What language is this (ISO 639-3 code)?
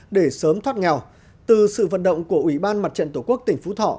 vie